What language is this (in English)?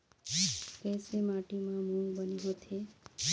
Chhattisgarhi